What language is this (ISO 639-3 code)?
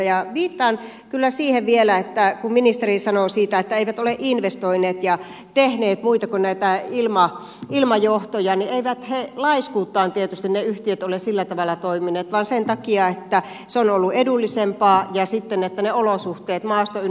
fin